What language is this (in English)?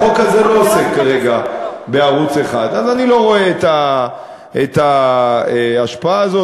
Hebrew